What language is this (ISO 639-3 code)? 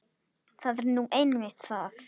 isl